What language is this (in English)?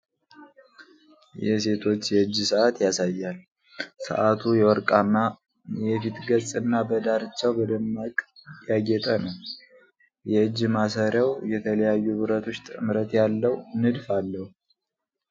Amharic